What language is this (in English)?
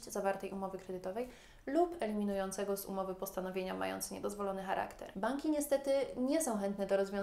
Polish